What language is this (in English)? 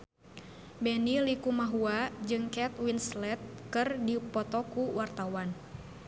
Sundanese